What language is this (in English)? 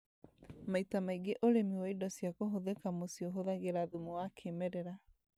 Kikuyu